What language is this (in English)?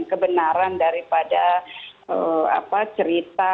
Indonesian